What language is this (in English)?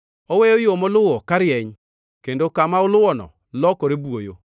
Luo (Kenya and Tanzania)